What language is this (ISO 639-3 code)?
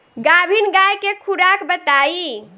bho